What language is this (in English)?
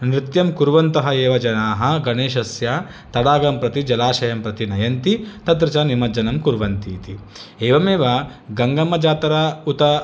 Sanskrit